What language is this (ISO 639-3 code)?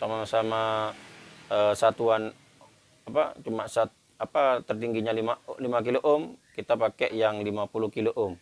ind